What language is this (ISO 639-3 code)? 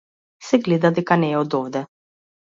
mkd